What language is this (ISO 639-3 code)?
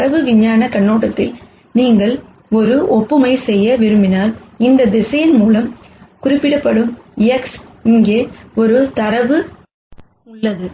tam